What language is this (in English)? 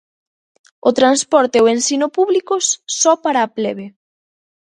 Galician